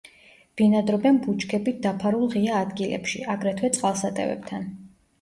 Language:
Georgian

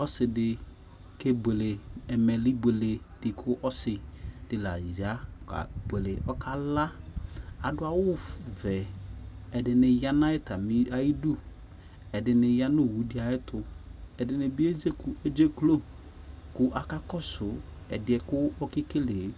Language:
Ikposo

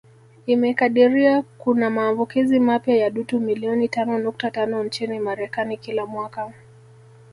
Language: Swahili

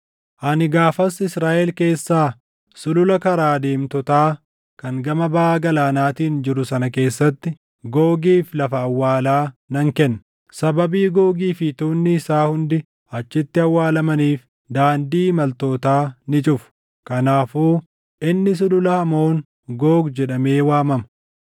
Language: Oromo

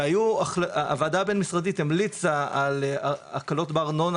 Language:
Hebrew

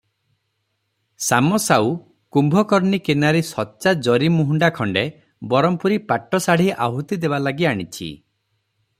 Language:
Odia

